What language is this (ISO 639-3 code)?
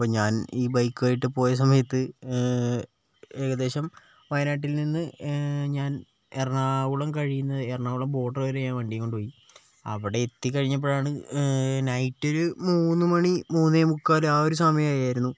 mal